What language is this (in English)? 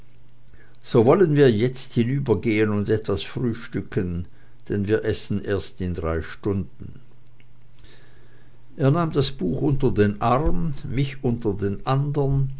German